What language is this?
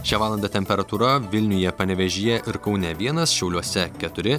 Lithuanian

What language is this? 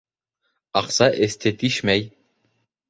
Bashkir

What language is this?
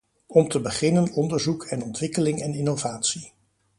Dutch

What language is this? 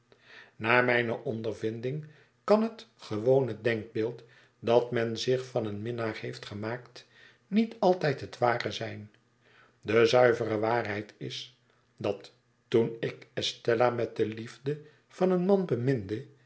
Dutch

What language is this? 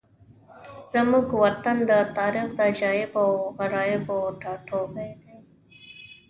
Pashto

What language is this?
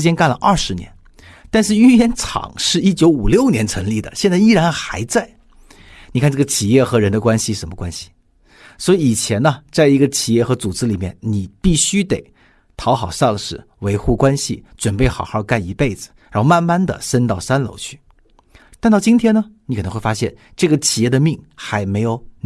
Chinese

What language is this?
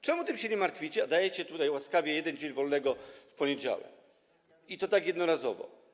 Polish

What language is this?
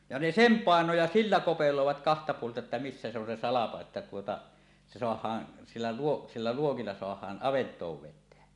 Finnish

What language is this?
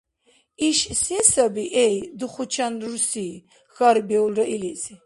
Dargwa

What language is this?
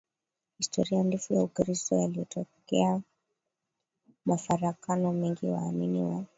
Swahili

